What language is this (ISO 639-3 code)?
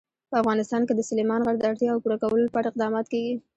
pus